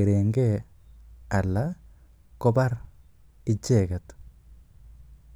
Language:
Kalenjin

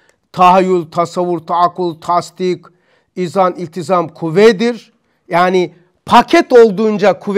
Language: Turkish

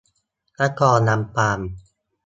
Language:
Thai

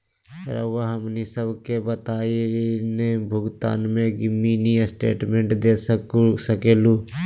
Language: Magahi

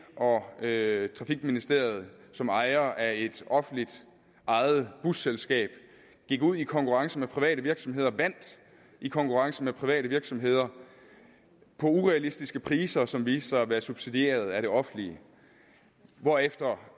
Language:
Danish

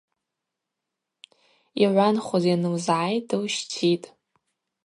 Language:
Abaza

